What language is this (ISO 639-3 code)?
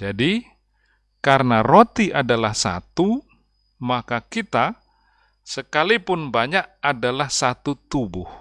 ind